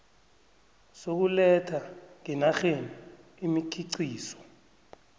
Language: South Ndebele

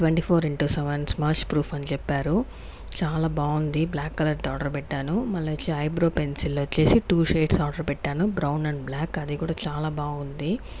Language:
Telugu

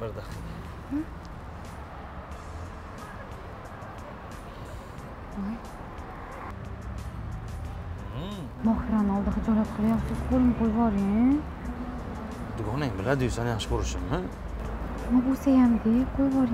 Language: Turkish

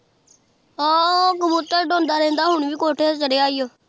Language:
Punjabi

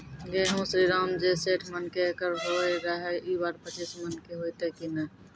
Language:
Maithili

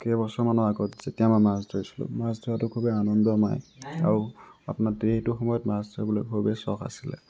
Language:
Assamese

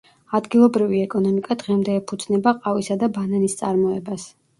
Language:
Georgian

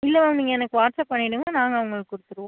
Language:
Tamil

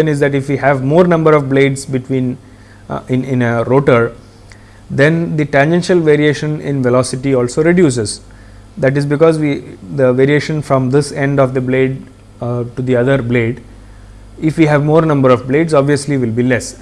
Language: English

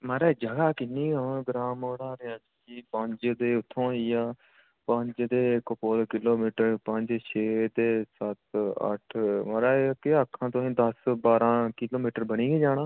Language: Dogri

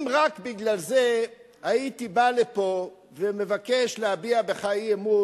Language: Hebrew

